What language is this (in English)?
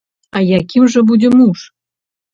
Belarusian